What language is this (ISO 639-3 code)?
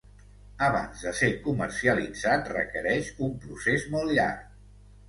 cat